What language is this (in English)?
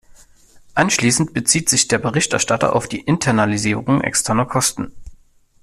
German